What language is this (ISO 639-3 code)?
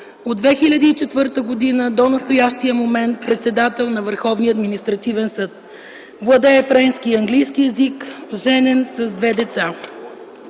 bul